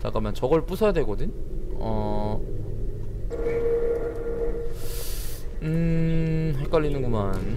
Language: Korean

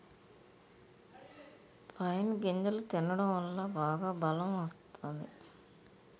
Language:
Telugu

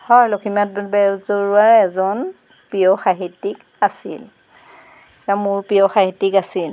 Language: Assamese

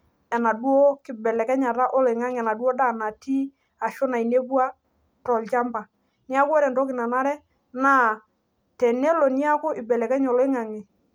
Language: Masai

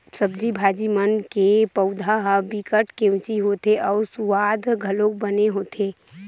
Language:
Chhattisgarhi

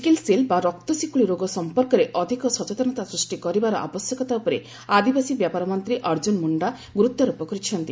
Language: Odia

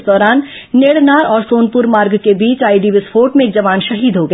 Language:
Hindi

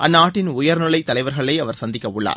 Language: Tamil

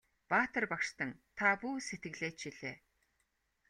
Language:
Mongolian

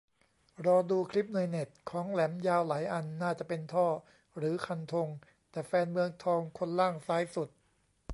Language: Thai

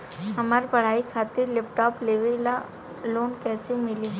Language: Bhojpuri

